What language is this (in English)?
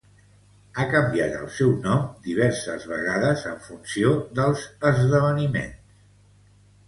Catalan